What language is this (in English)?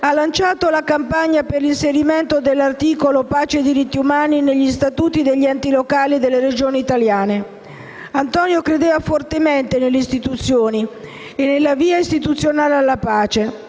Italian